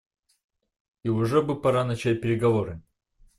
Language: Russian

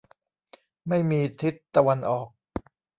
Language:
Thai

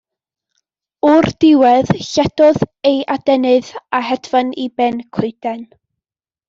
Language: Welsh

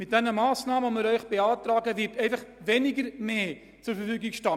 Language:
Swiss German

